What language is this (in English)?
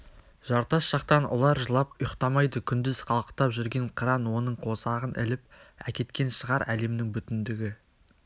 Kazakh